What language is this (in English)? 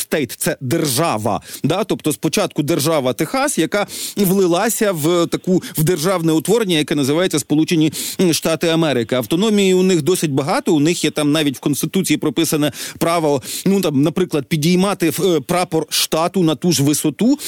Ukrainian